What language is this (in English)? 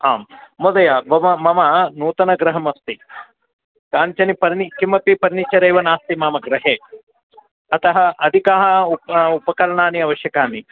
Sanskrit